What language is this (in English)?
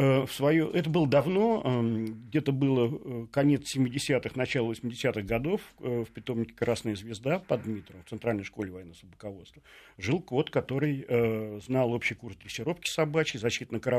Russian